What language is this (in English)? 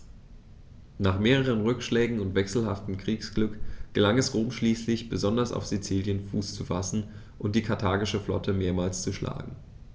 German